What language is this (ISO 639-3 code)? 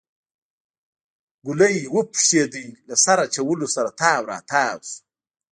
pus